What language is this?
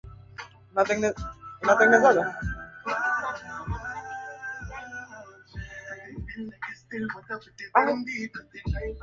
Swahili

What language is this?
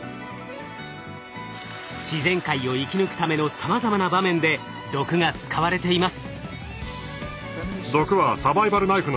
Japanese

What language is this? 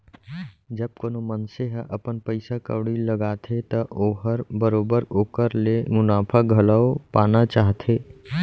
Chhattisgarhi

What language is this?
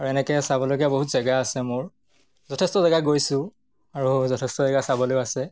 Assamese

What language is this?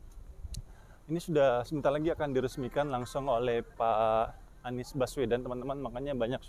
Indonesian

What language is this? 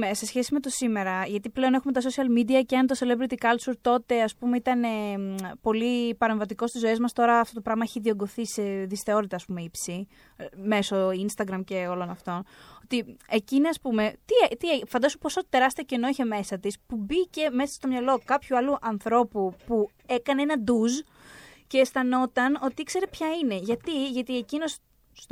Greek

